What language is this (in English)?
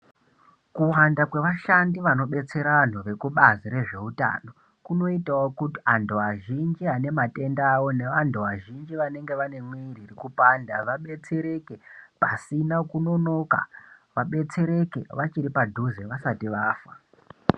Ndau